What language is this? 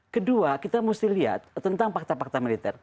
Indonesian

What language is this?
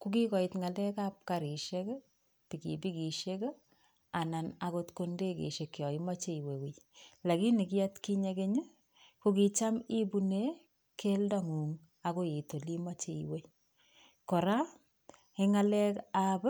Kalenjin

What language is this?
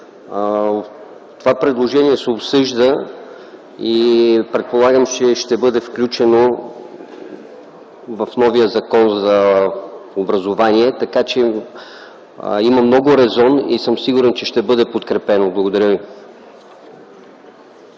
Bulgarian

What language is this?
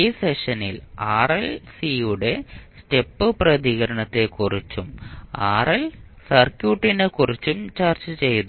Malayalam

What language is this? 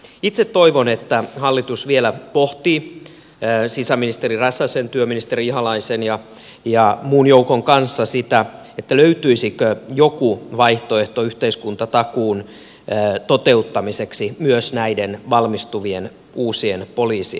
Finnish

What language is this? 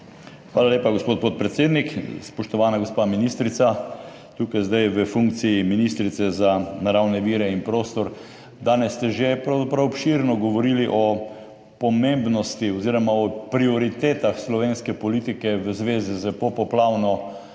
Slovenian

